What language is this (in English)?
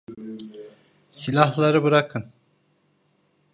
Turkish